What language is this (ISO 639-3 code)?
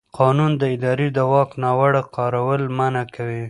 pus